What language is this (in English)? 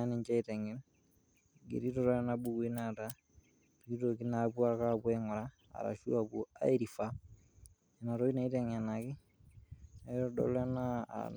Masai